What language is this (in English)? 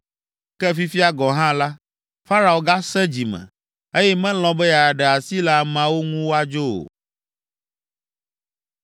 Ewe